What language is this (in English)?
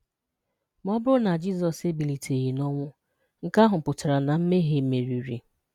Igbo